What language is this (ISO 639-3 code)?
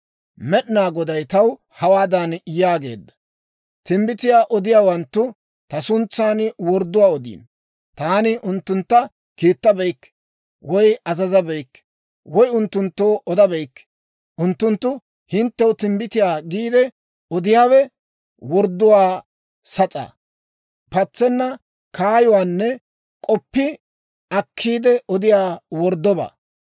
dwr